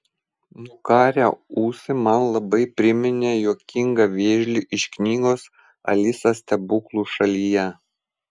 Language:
Lithuanian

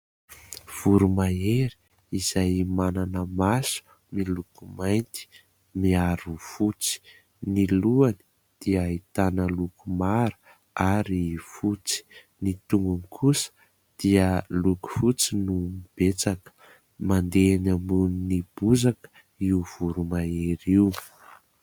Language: Malagasy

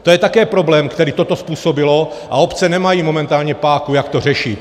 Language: Czech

